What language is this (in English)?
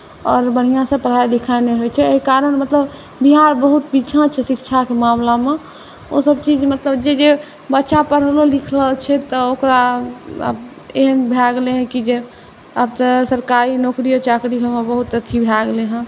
Maithili